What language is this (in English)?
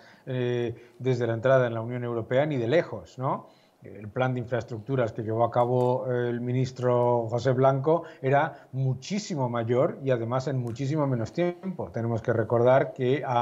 Spanish